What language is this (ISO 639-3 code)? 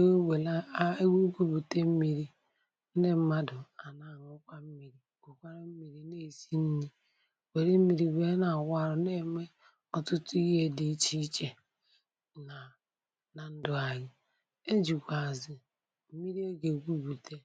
ibo